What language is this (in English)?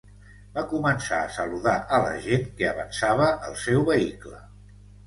Catalan